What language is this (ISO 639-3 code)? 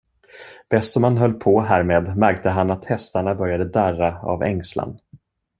swe